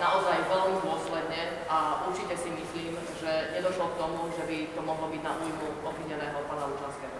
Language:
Slovak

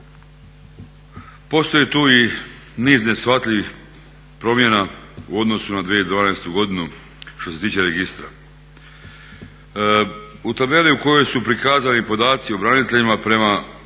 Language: Croatian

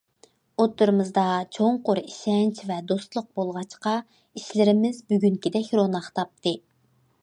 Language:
Uyghur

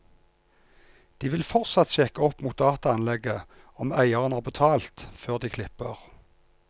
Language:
Norwegian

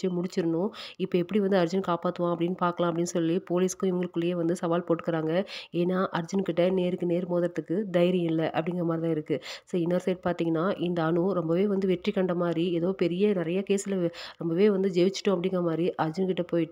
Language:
Thai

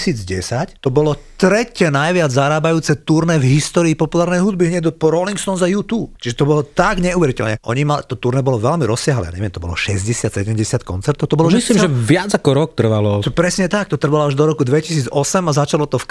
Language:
Slovak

